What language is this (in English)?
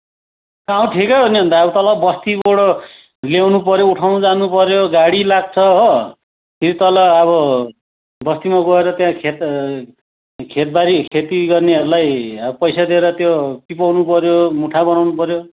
Nepali